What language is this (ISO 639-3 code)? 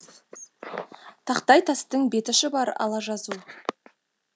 kaz